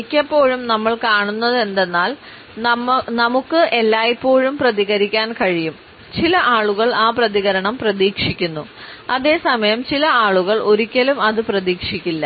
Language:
Malayalam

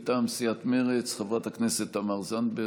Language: Hebrew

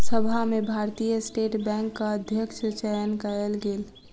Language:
Maithili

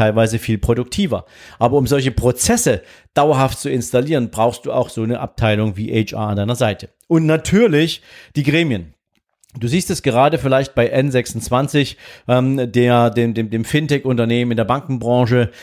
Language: German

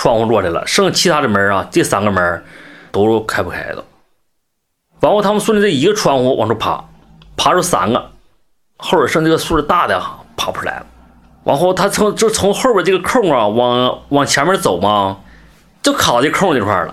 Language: Chinese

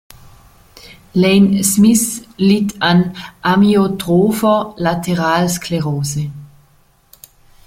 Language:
German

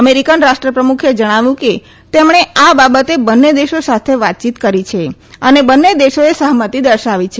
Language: Gujarati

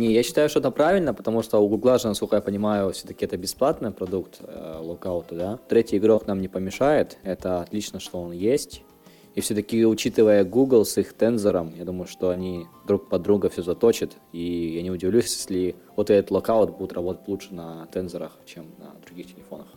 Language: Russian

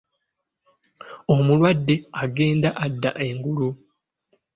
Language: Ganda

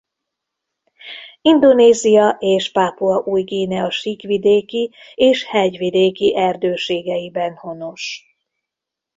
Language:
Hungarian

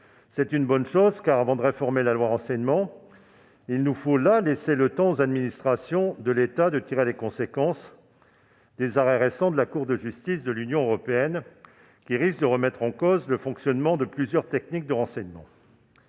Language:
French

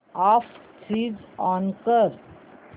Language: Marathi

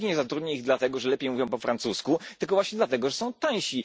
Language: Polish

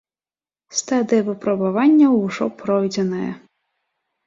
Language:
Belarusian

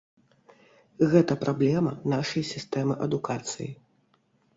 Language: Belarusian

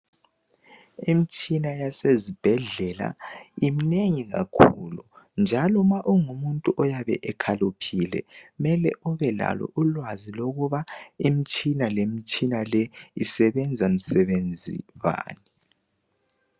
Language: North Ndebele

